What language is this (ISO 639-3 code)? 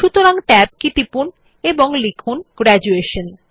ben